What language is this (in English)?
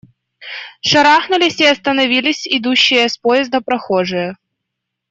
Russian